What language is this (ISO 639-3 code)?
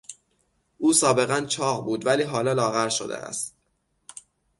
fas